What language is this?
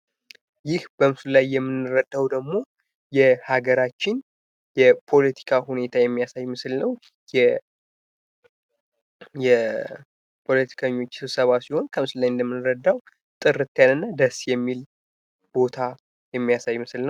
Amharic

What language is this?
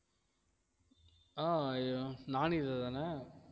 Tamil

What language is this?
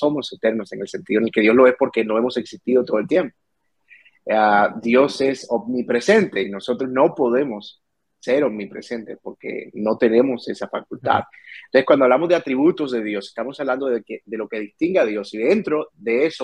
Spanish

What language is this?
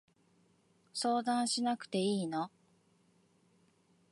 Japanese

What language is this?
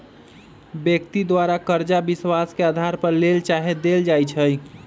Magahi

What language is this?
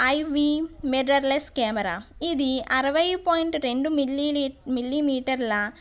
Telugu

